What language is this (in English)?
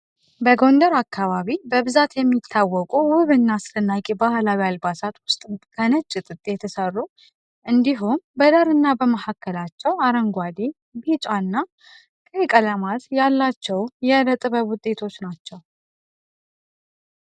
Amharic